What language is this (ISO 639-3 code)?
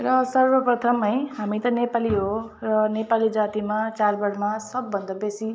nep